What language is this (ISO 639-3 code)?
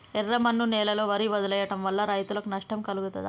tel